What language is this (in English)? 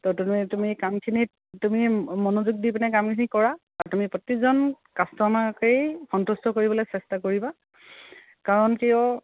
Assamese